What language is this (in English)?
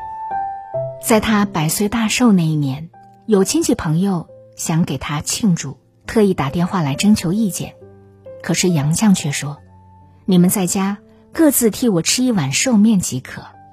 Chinese